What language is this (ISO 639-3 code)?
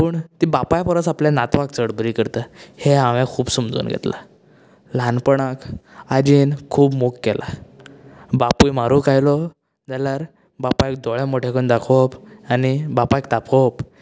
kok